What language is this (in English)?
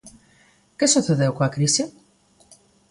Galician